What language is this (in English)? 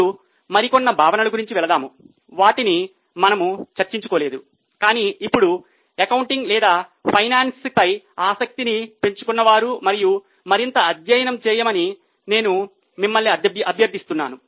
Telugu